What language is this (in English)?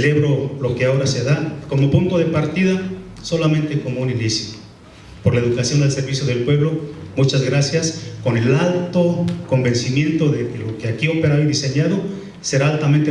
Spanish